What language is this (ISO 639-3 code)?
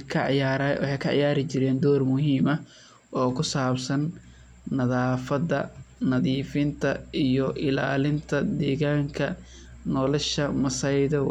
som